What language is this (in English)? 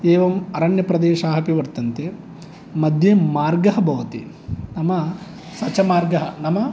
Sanskrit